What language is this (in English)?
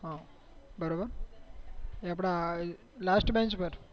Gujarati